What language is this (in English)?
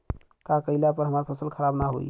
Bhojpuri